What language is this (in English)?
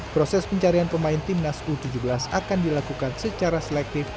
Indonesian